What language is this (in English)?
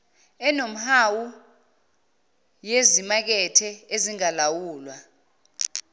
Zulu